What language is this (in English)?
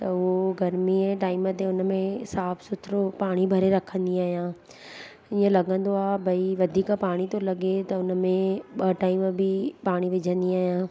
Sindhi